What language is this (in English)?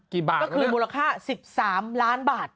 Thai